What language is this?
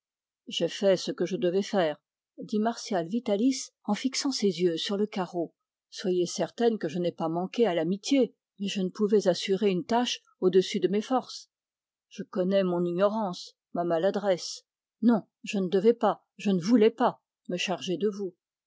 French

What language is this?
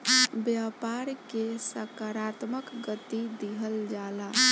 Bhojpuri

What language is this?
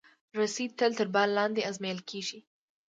Pashto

